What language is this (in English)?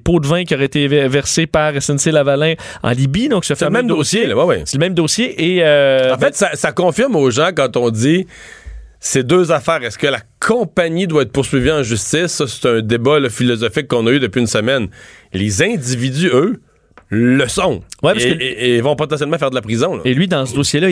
French